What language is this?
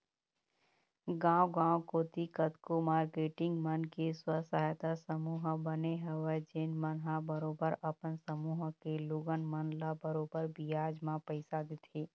Chhattisgarhi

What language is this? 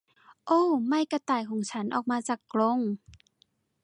Thai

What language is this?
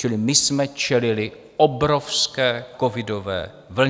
Czech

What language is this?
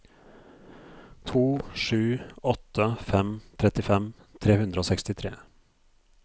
Norwegian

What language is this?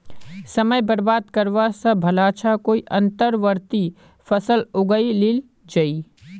Magahi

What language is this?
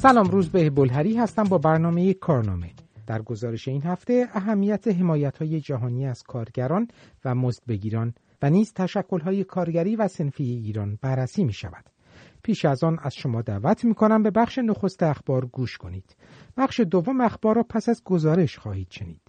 Persian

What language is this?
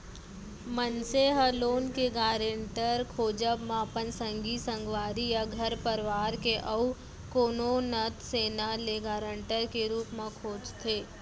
Chhattisgarhi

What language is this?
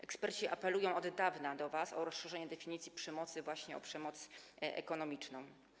Polish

